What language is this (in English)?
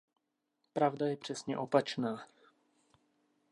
Czech